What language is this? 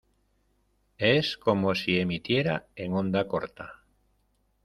Spanish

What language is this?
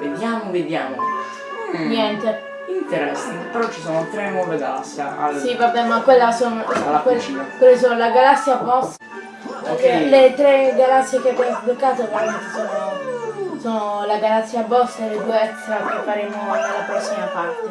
Italian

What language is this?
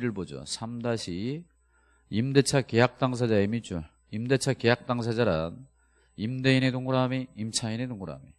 Korean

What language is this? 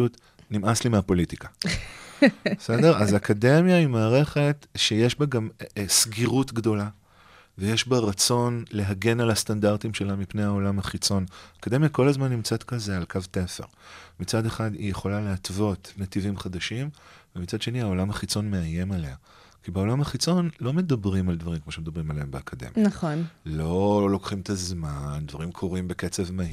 Hebrew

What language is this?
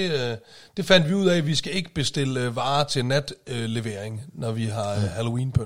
Danish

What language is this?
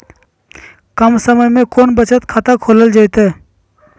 Magahi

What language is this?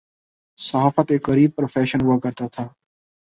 Urdu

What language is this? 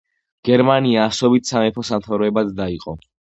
Georgian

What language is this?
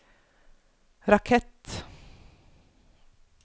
Norwegian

